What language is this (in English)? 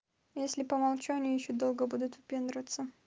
Russian